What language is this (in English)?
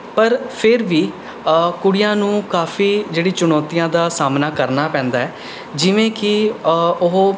Punjabi